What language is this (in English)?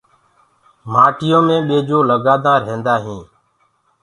Gurgula